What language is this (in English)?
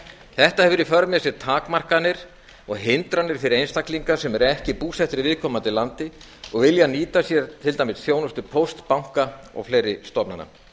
Icelandic